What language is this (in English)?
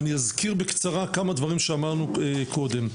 Hebrew